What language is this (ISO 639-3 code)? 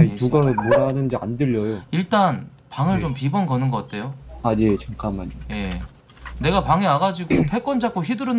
kor